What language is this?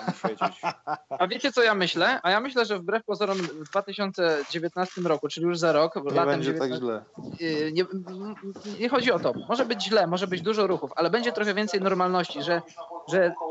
Polish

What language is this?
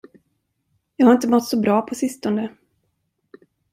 Swedish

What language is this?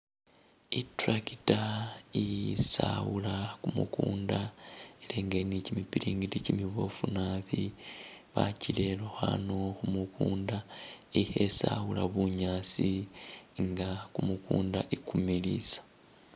Masaaba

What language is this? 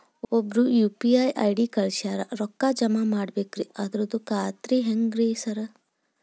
Kannada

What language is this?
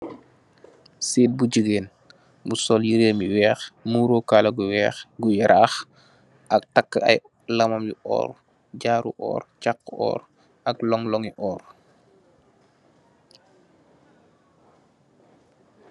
Wolof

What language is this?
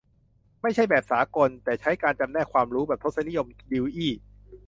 Thai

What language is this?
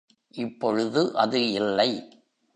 Tamil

